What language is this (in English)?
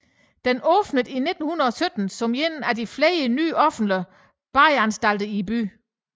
Danish